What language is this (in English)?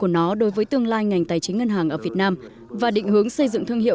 Vietnamese